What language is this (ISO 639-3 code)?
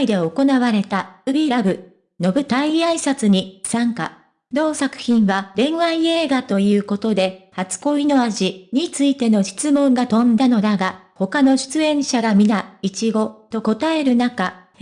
jpn